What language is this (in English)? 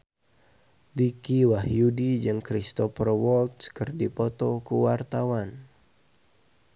Sundanese